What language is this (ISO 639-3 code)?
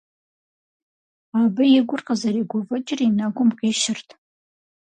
kbd